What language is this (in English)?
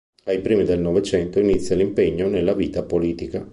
Italian